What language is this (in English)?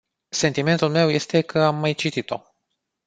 Romanian